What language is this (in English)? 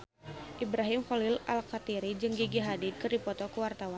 Sundanese